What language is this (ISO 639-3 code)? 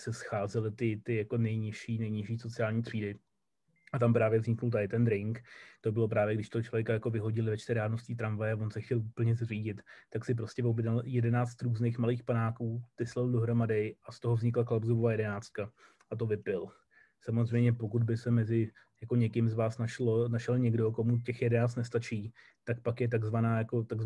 ces